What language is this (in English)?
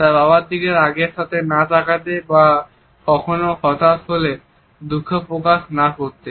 Bangla